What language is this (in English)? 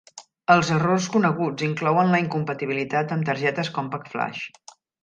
Catalan